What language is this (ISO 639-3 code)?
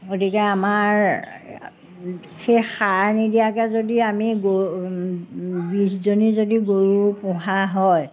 asm